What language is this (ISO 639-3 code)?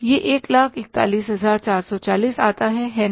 hin